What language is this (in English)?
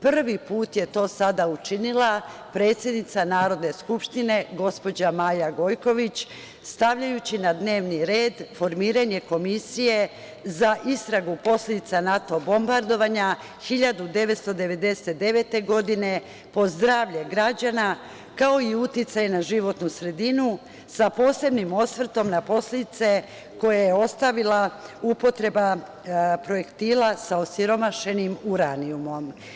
Serbian